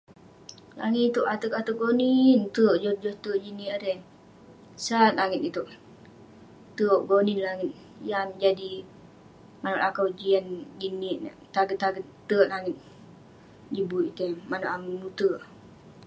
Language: Western Penan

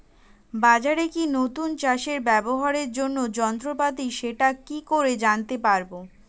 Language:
Bangla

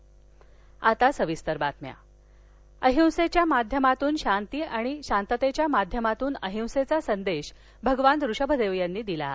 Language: Marathi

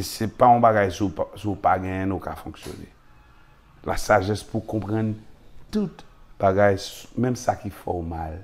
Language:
French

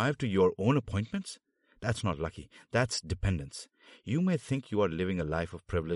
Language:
Hindi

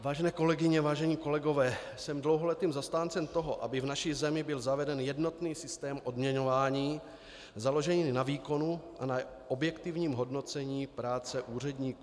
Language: Czech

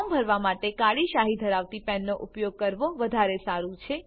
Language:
Gujarati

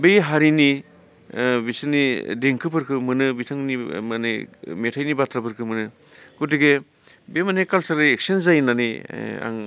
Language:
Bodo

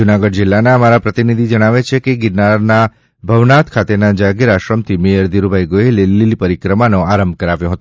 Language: Gujarati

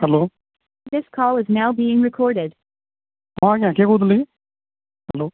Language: Odia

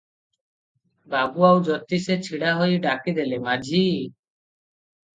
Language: Odia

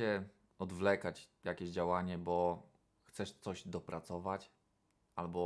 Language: Polish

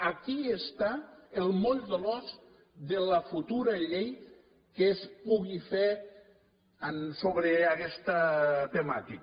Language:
Catalan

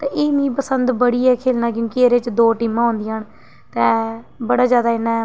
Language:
Dogri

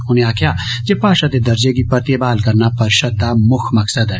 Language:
Dogri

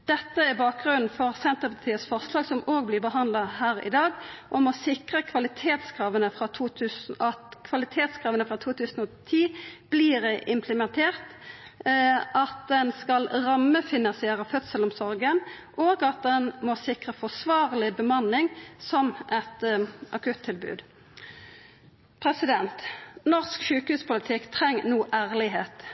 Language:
Norwegian Nynorsk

